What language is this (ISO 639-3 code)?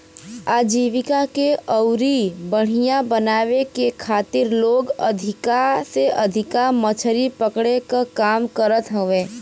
bho